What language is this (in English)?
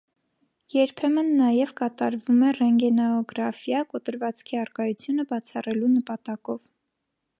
Armenian